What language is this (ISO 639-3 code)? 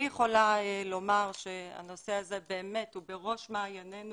heb